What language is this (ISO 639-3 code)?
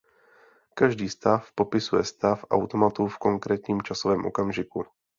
ces